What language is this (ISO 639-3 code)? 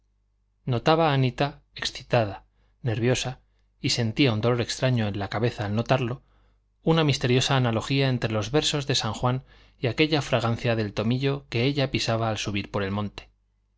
spa